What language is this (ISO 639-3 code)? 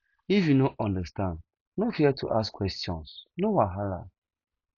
pcm